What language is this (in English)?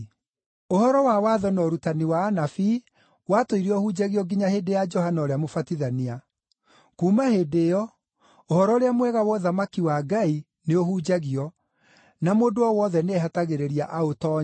Kikuyu